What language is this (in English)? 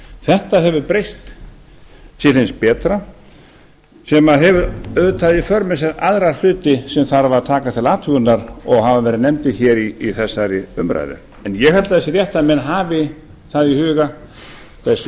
Icelandic